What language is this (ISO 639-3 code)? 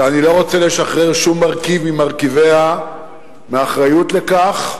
heb